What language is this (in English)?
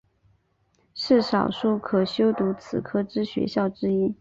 Chinese